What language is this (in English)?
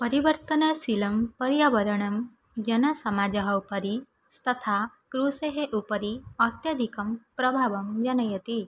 Sanskrit